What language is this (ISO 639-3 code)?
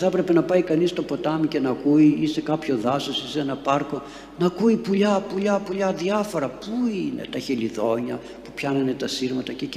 ell